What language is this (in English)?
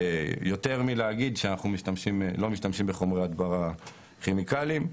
Hebrew